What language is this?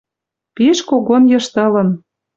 Western Mari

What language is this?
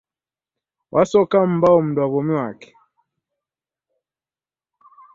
Taita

